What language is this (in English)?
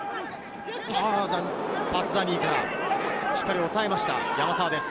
Japanese